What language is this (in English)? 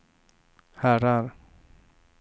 Swedish